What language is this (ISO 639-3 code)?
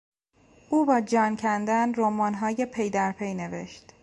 fas